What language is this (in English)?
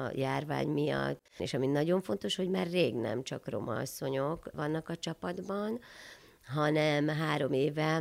Hungarian